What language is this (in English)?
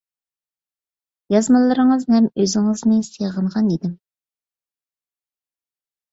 Uyghur